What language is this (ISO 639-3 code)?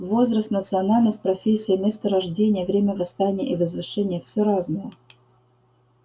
rus